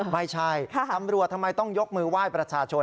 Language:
Thai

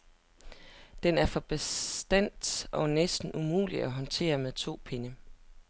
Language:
Danish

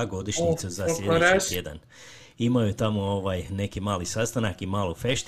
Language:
Croatian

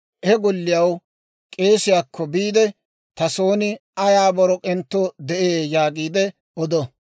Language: Dawro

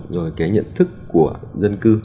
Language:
Vietnamese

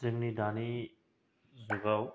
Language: Bodo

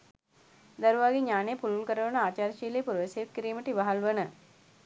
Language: Sinhala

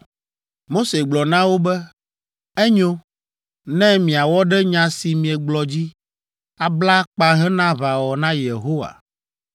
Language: Ewe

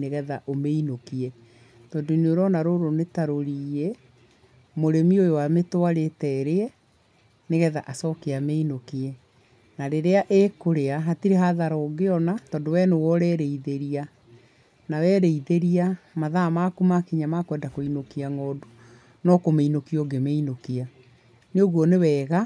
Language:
Kikuyu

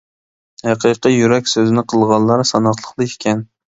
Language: Uyghur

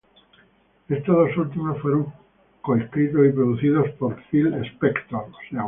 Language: Spanish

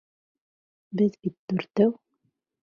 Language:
Bashkir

